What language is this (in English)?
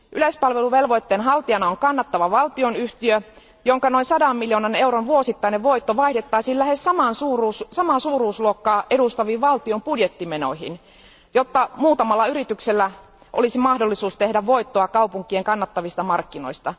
Finnish